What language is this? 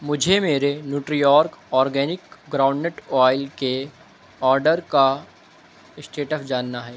Urdu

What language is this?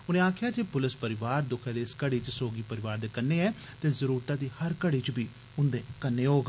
Dogri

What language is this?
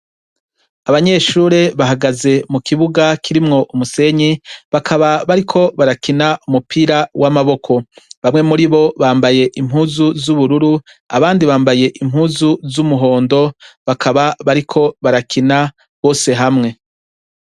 Rundi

